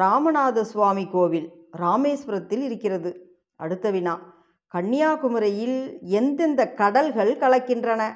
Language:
Tamil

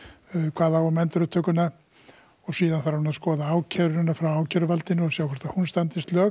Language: Icelandic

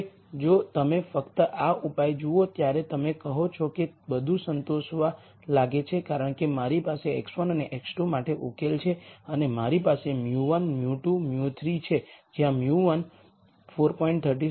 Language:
Gujarati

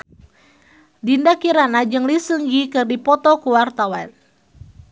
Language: Sundanese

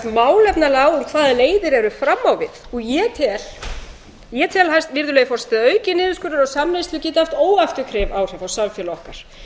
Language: Icelandic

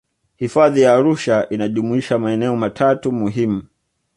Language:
Swahili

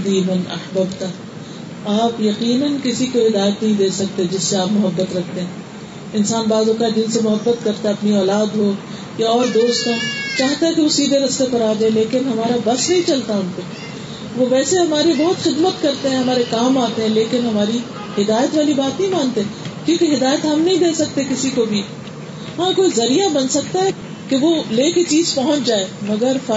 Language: Urdu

